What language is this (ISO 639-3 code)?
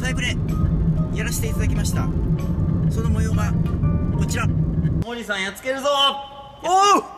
jpn